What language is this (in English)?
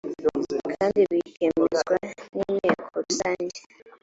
Kinyarwanda